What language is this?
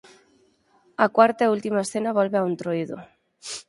Galician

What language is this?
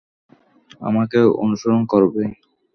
Bangla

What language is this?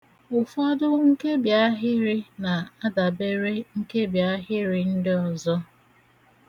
Igbo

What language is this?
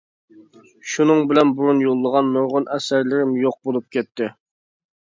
Uyghur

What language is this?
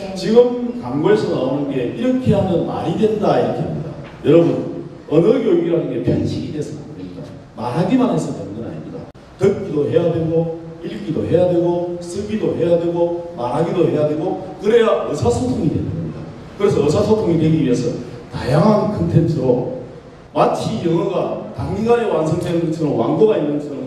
Korean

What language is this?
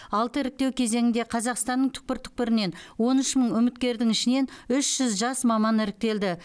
Kazakh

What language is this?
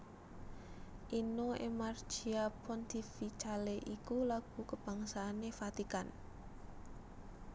Javanese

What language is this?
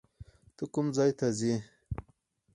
Pashto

